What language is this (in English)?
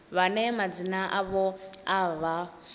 Venda